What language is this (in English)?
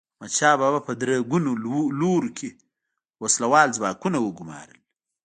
Pashto